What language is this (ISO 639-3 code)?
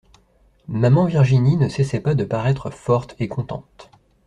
fra